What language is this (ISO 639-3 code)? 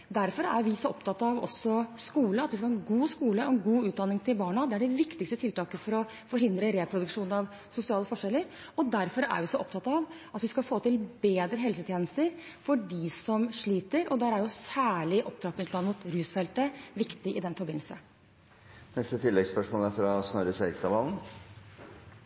nor